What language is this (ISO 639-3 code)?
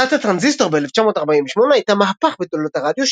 heb